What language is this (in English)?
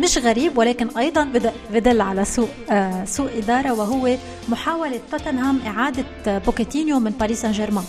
Arabic